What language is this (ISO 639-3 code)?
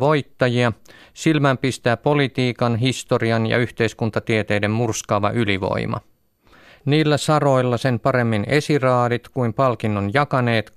fin